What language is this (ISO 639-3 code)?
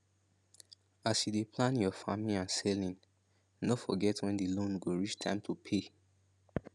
pcm